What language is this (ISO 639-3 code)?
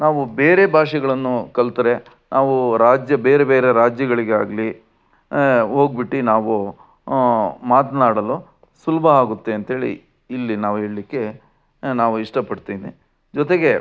kan